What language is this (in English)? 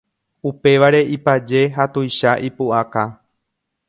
Guarani